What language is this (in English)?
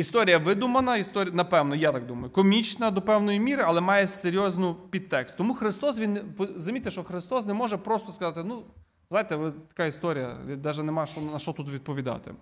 Ukrainian